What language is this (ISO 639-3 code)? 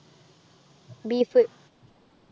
mal